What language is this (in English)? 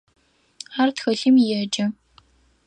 Adyghe